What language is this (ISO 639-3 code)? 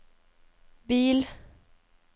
nor